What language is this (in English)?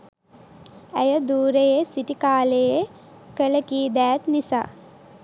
Sinhala